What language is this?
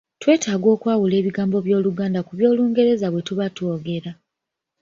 Ganda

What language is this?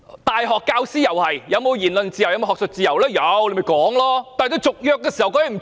Cantonese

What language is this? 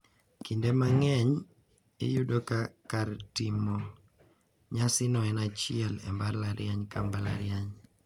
Luo (Kenya and Tanzania)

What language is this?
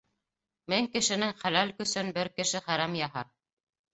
Bashkir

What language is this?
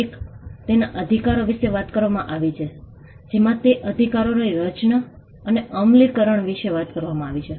Gujarati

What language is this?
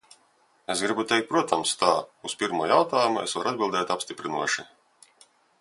Latvian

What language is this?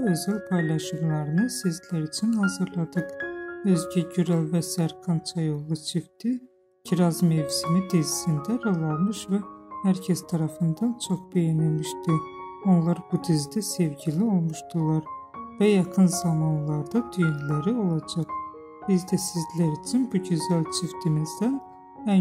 Turkish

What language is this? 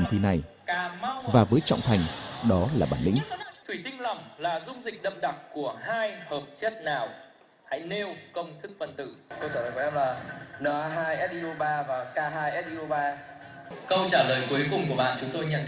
Vietnamese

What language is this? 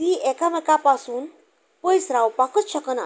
Konkani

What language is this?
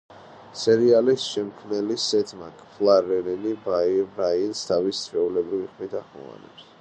Georgian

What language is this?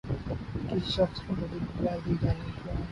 Urdu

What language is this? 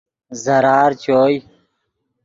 Yidgha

